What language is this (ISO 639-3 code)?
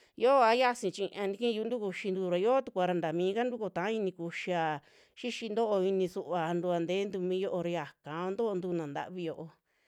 jmx